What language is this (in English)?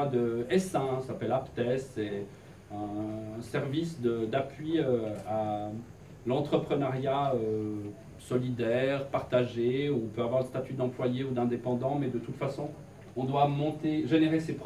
French